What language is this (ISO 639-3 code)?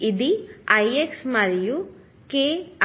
tel